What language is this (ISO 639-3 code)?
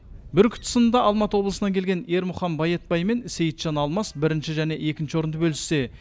kaz